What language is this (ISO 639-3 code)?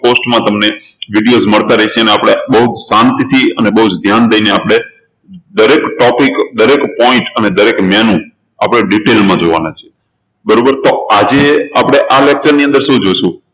guj